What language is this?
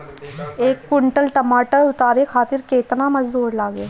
Bhojpuri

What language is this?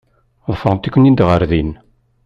Kabyle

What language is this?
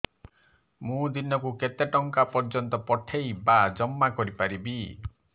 Odia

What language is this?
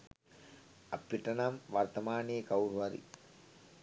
Sinhala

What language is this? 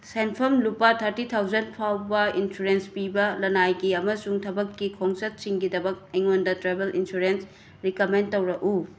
Manipuri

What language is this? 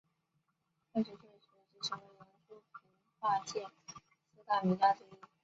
Chinese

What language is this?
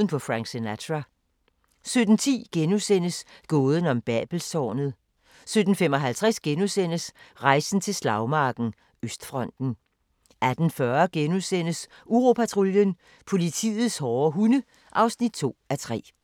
Danish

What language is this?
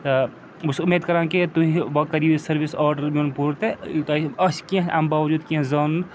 Kashmiri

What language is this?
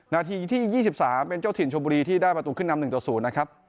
Thai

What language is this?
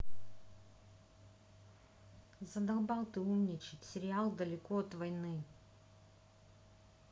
Russian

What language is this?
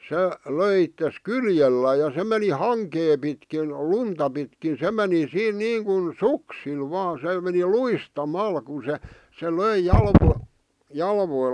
Finnish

